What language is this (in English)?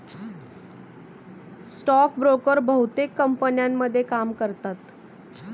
Marathi